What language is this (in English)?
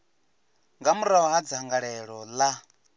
Venda